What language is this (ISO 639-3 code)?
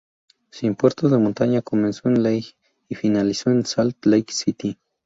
spa